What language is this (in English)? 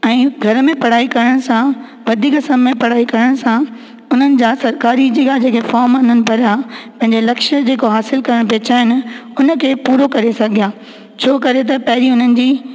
Sindhi